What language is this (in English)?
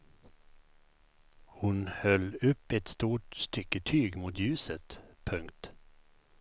Swedish